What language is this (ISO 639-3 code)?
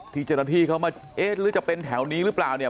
tha